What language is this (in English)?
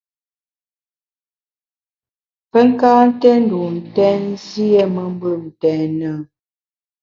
Bamun